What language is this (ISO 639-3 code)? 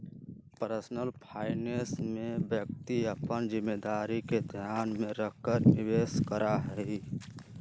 mag